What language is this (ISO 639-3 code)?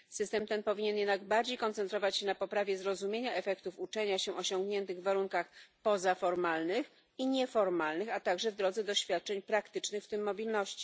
pol